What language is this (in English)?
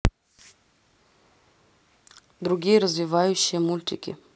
Russian